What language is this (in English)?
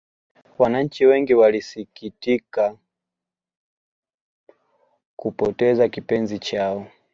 Swahili